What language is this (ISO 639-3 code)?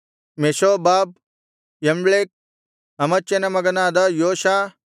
kan